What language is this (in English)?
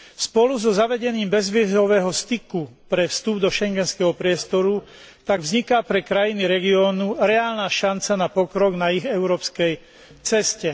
Slovak